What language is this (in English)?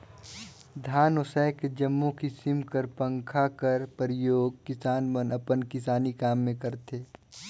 Chhattisgarhi